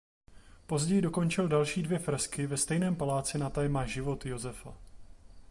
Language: Czech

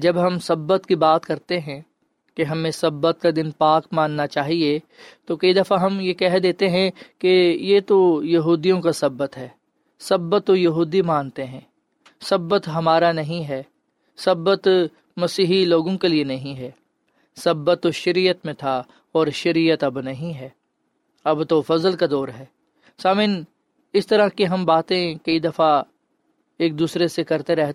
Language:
Urdu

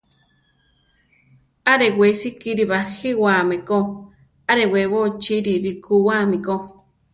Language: Central Tarahumara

